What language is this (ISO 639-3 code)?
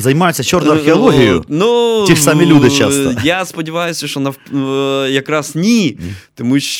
ukr